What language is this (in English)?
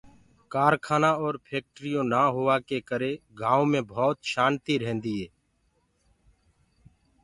Gurgula